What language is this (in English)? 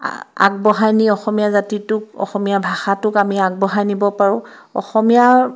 Assamese